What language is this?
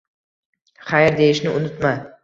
Uzbek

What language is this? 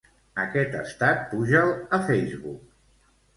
Catalan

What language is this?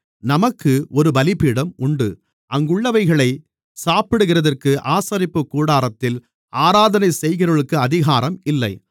Tamil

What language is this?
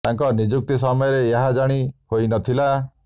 Odia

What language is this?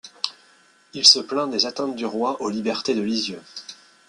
French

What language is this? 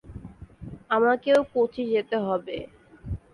Bangla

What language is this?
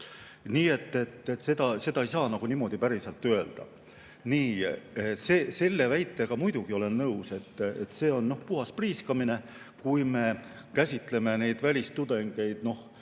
Estonian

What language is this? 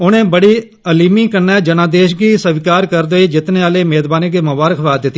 Dogri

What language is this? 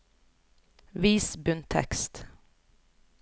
Norwegian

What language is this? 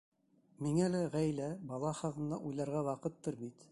Bashkir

